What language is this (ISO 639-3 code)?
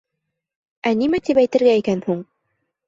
bak